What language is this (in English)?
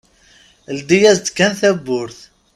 Kabyle